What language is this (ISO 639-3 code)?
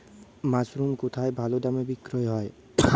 ben